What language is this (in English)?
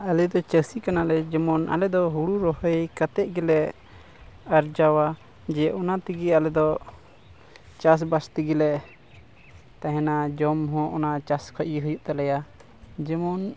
Santali